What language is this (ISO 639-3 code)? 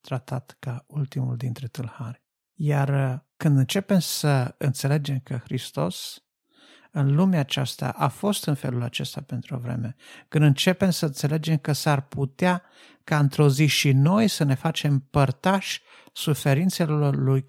ron